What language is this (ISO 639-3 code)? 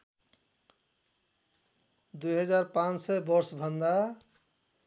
nep